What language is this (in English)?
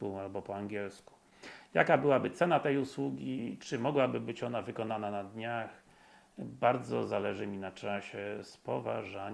Polish